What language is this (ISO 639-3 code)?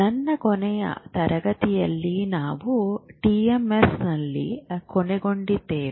kan